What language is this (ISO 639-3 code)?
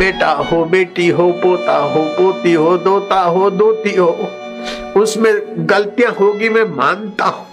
hin